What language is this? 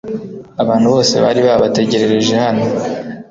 Kinyarwanda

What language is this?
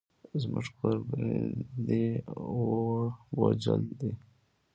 Pashto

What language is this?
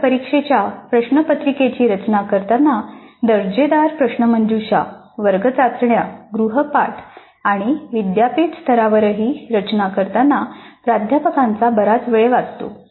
Marathi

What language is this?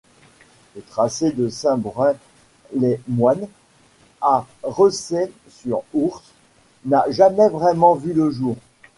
French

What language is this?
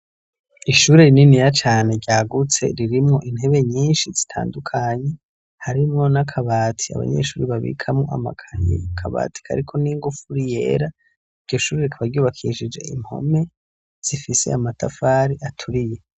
Rundi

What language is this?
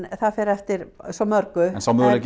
Icelandic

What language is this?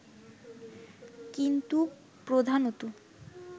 Bangla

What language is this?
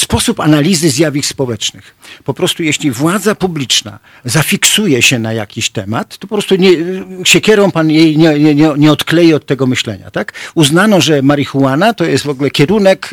Polish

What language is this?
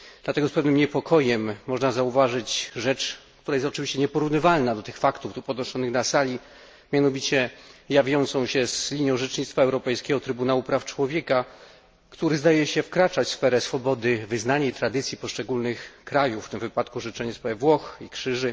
Polish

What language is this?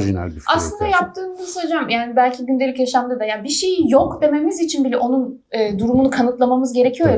Turkish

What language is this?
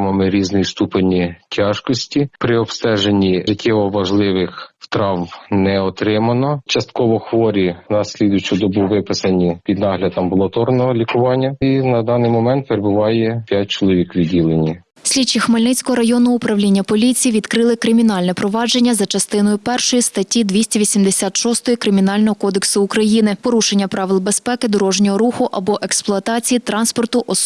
Ukrainian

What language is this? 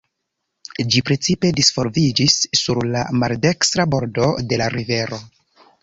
Esperanto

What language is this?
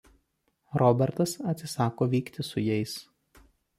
Lithuanian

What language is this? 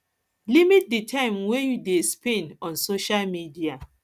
Nigerian Pidgin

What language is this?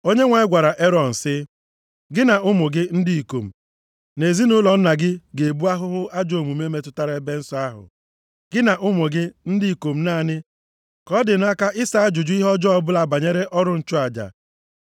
Igbo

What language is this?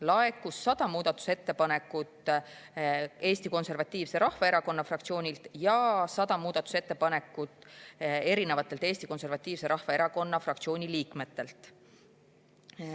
Estonian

